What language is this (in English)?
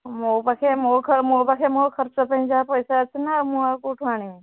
Odia